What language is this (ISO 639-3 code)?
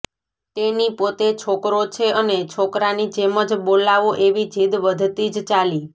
guj